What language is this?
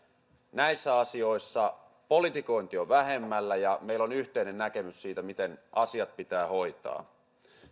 Finnish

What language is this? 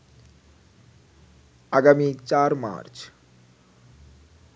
Bangla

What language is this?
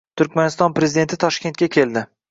Uzbek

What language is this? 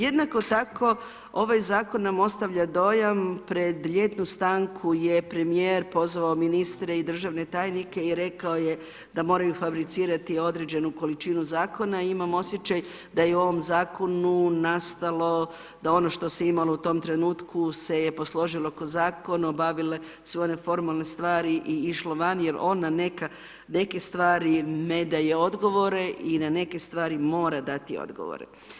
Croatian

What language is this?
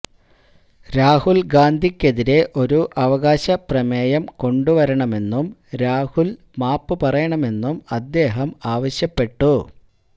Malayalam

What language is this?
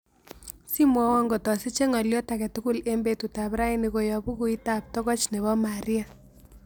Kalenjin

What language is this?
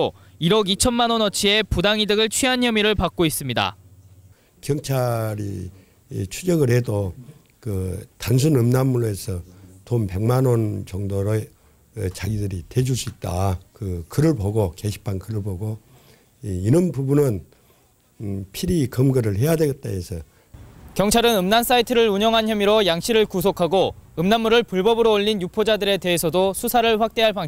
Korean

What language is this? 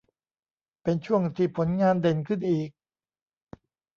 Thai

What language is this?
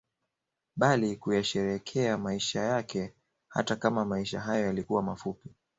Swahili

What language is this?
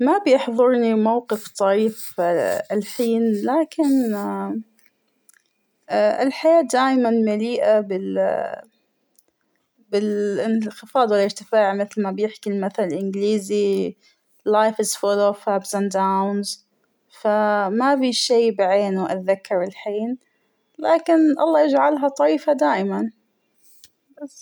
Hijazi Arabic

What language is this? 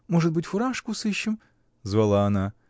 Russian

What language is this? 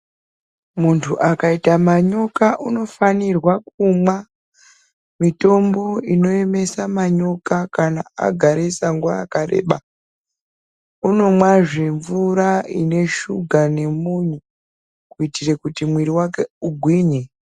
Ndau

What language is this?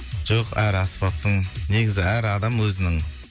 Kazakh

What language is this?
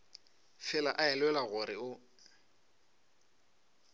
Northern Sotho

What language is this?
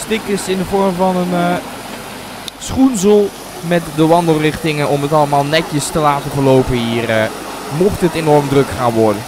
Dutch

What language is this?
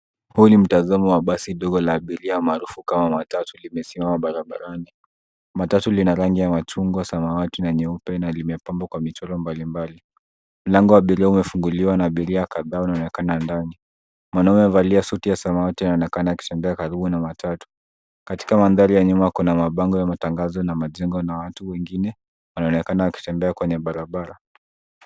Swahili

